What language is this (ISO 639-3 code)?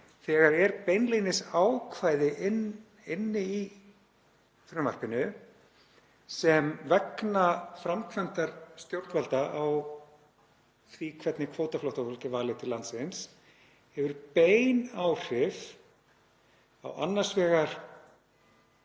isl